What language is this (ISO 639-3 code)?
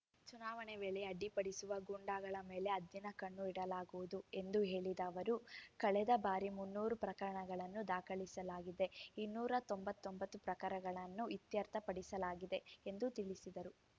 kan